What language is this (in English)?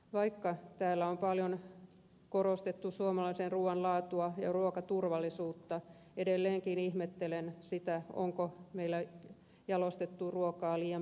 Finnish